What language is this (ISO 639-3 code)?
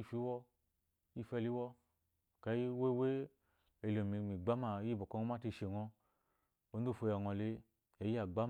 afo